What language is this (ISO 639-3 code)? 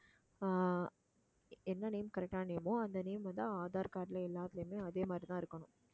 tam